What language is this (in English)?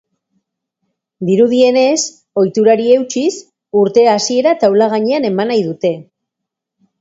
Basque